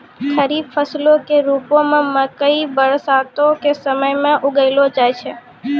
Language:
Maithili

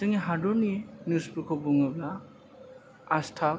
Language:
Bodo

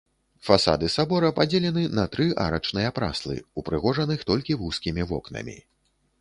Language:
Belarusian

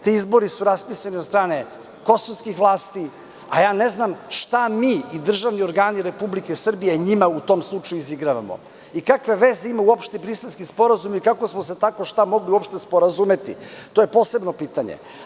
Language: Serbian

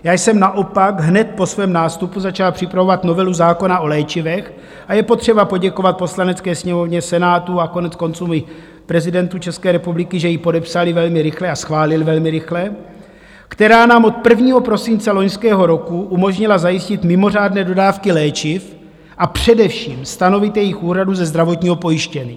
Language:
Czech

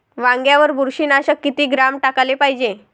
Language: Marathi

